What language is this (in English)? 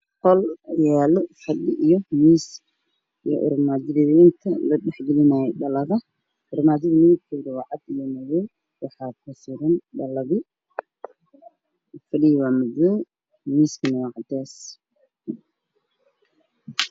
Somali